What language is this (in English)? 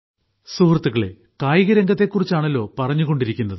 Malayalam